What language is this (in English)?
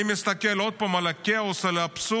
Hebrew